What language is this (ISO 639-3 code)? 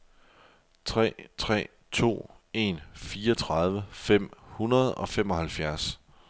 dan